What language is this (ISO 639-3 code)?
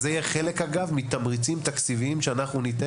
heb